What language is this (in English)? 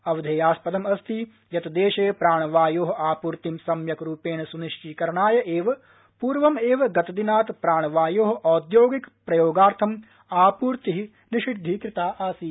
Sanskrit